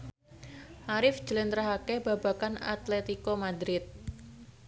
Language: Javanese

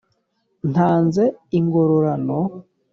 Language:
Kinyarwanda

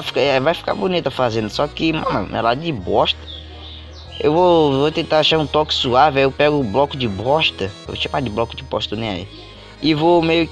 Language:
Portuguese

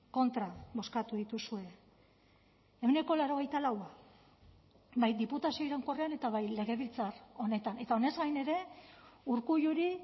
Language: Basque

